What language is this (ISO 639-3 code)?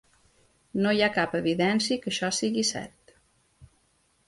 cat